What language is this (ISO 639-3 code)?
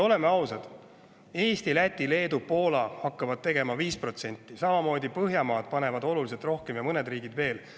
est